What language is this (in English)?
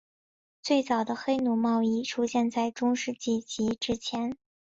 Chinese